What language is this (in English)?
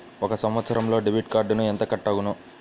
Telugu